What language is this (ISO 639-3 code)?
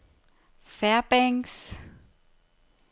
dan